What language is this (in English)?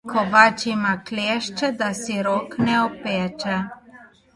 Slovenian